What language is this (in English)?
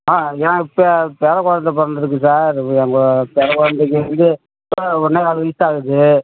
Tamil